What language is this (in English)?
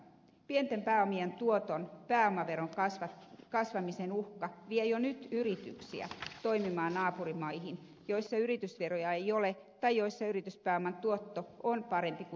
Finnish